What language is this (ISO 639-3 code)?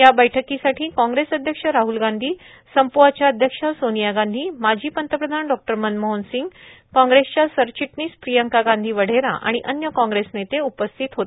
mar